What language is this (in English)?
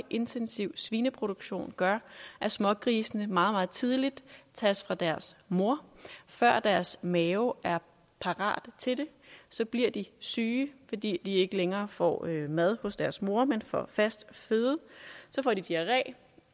Danish